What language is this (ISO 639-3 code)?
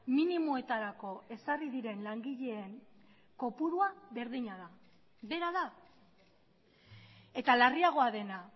eus